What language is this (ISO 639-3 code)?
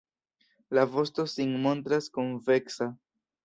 epo